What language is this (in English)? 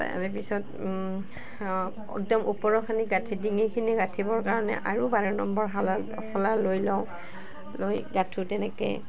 Assamese